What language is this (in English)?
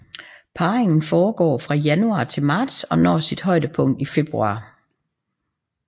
Danish